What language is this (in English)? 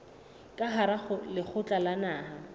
Southern Sotho